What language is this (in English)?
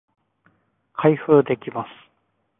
Japanese